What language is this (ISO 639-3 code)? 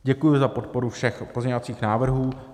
ces